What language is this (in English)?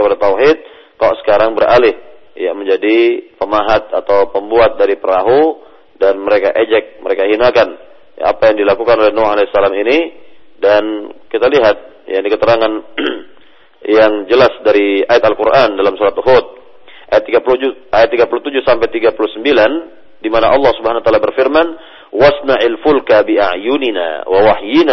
Malay